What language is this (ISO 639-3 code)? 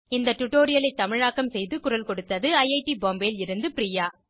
tam